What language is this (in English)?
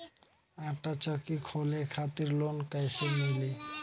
Bhojpuri